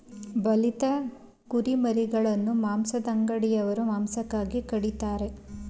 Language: Kannada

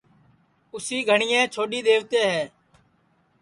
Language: Sansi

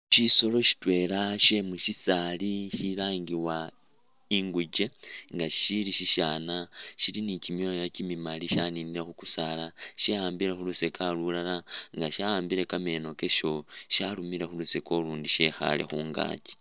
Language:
Masaaba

